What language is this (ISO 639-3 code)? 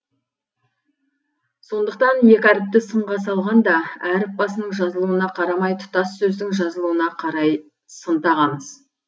kaz